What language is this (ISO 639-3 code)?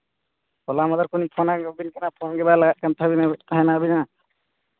sat